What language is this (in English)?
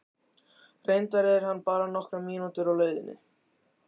Icelandic